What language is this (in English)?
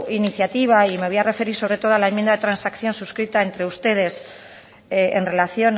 Spanish